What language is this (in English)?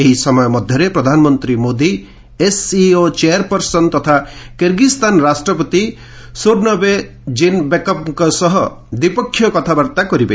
Odia